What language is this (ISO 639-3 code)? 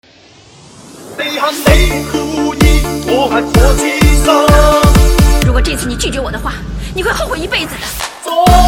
zho